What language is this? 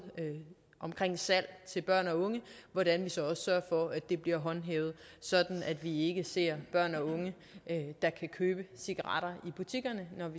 Danish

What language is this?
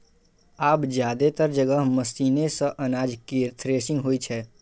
Maithili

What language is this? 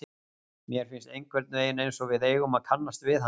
Icelandic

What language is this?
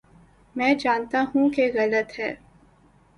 Urdu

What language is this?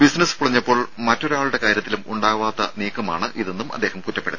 Malayalam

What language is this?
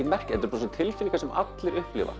Icelandic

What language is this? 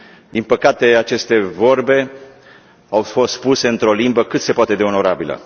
Romanian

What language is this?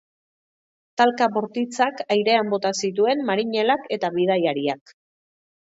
Basque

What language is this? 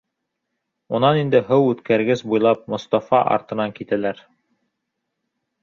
Bashkir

